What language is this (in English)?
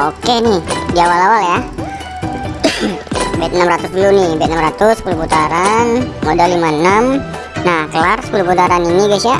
Indonesian